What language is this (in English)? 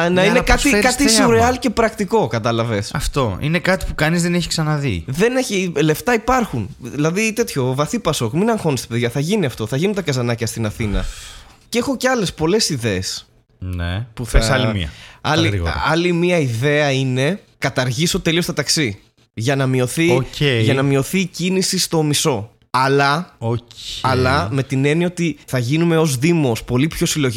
Greek